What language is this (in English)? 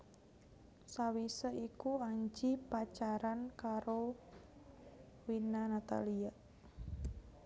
Javanese